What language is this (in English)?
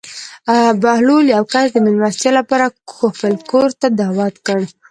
Pashto